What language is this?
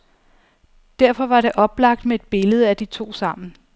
Danish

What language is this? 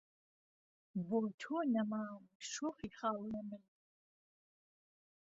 Central Kurdish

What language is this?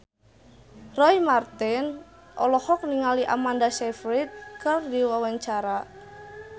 Sundanese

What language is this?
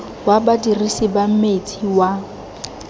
Tswana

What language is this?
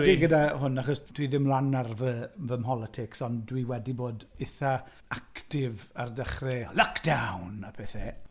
Welsh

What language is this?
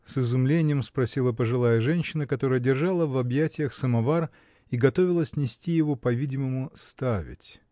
Russian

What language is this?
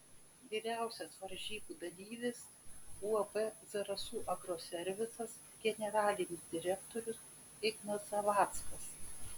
Lithuanian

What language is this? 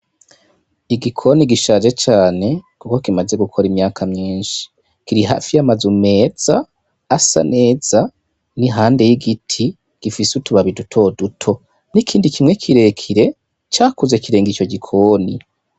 Rundi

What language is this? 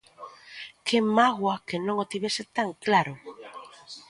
Galician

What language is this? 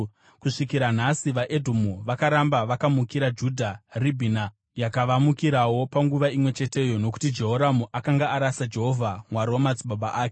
Shona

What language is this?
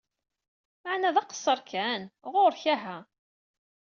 Kabyle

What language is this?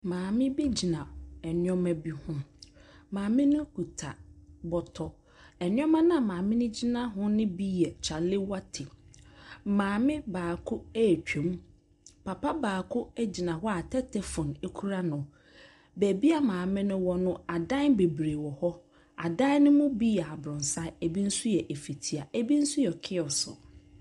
Akan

